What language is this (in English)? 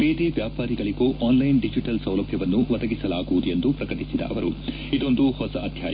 Kannada